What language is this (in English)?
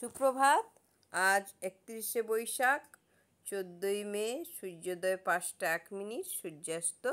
Bangla